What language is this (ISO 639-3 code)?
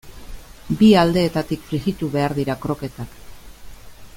eus